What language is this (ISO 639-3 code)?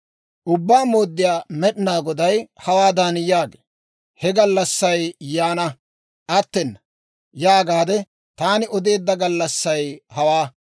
dwr